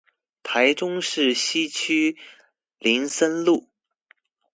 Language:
Chinese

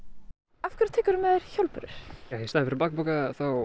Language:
Icelandic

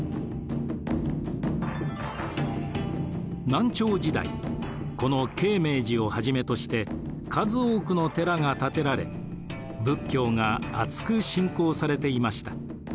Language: Japanese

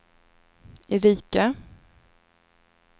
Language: Swedish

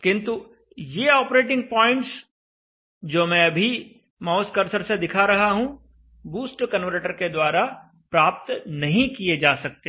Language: Hindi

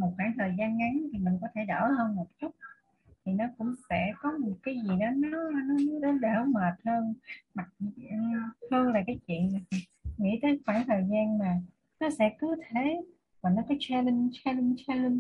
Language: Vietnamese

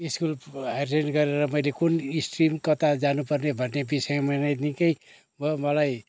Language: Nepali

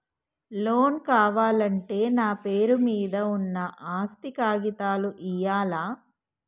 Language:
Telugu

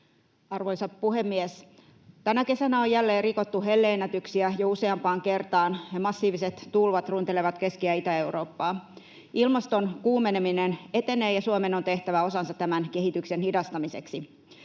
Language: Finnish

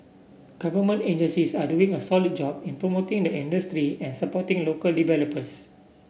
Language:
English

